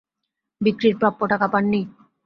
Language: Bangla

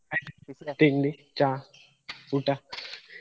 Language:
Kannada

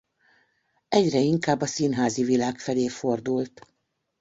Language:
Hungarian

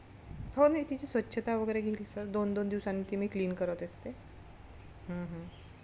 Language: Marathi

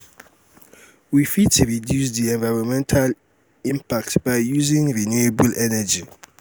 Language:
Nigerian Pidgin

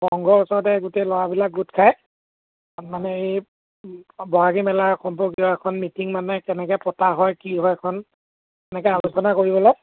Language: Assamese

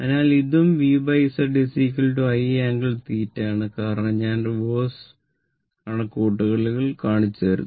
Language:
Malayalam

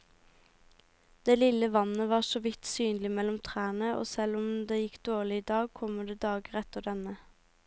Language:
Norwegian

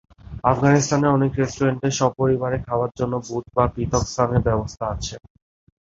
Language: Bangla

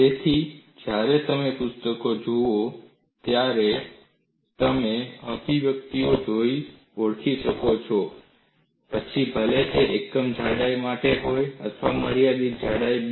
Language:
Gujarati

